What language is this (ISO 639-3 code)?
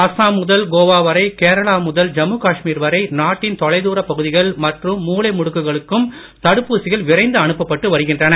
tam